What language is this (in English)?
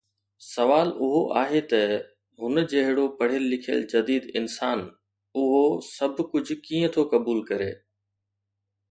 Sindhi